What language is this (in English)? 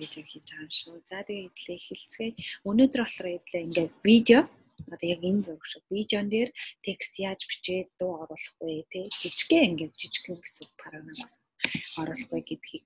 Romanian